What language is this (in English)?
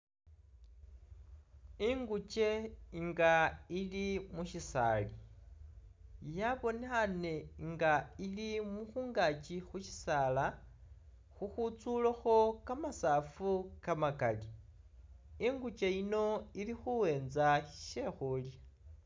Masaaba